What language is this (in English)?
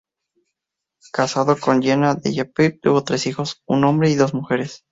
Spanish